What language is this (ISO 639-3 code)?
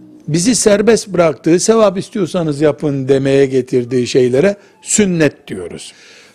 tur